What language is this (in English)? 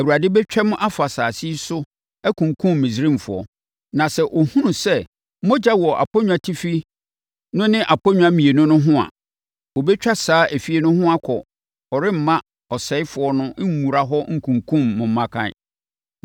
Akan